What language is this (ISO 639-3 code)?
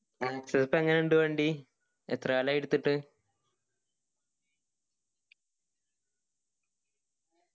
mal